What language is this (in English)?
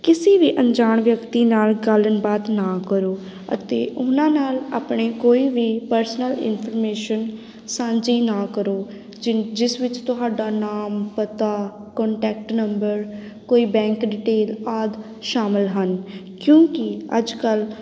Punjabi